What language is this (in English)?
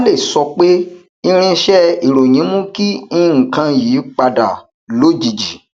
Yoruba